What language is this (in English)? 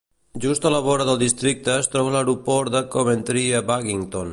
Catalan